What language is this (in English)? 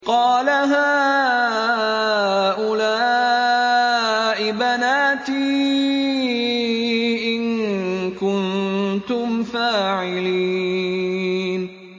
Arabic